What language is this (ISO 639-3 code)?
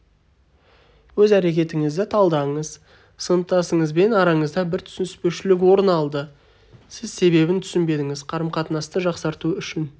kaz